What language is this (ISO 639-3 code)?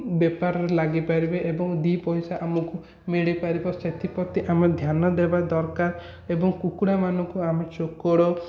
ori